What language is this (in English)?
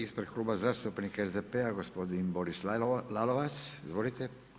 Croatian